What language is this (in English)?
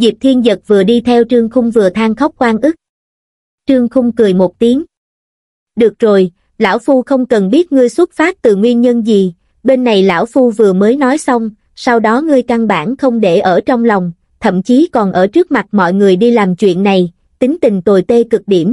Vietnamese